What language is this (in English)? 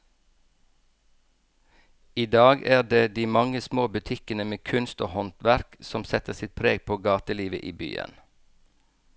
Norwegian